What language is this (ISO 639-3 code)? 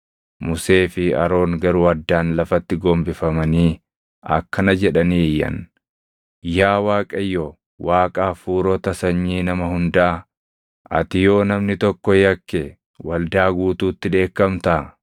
orm